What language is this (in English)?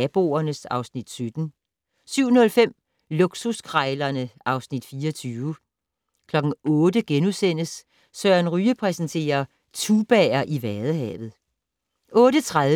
Danish